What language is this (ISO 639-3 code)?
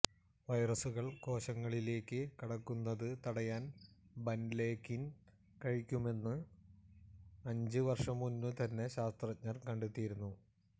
mal